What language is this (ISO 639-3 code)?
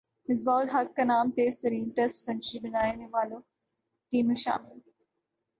urd